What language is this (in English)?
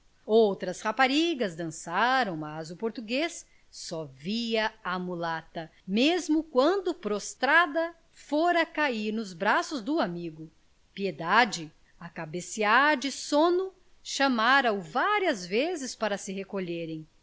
Portuguese